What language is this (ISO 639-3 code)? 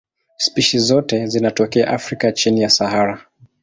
swa